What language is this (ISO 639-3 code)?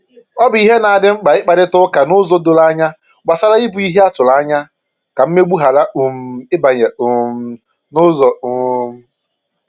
ibo